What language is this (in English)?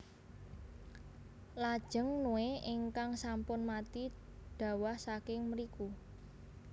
Javanese